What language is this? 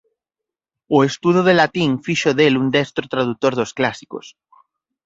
Galician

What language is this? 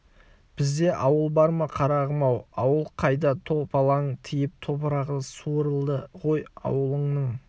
Kazakh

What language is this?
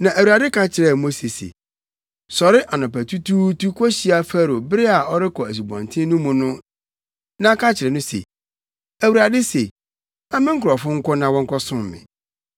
Akan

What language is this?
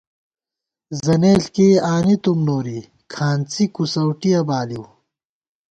Gawar-Bati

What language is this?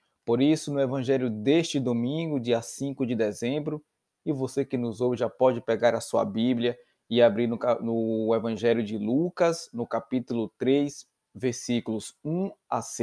Portuguese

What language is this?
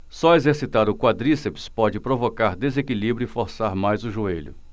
Portuguese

